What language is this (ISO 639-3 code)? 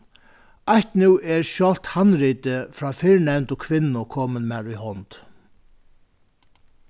fao